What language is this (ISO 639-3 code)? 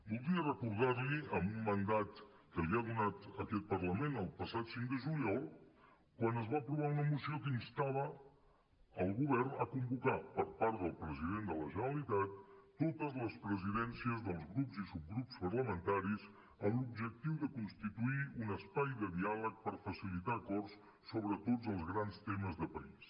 cat